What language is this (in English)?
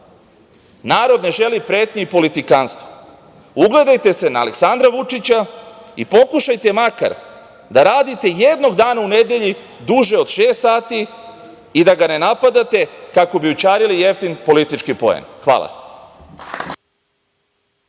Serbian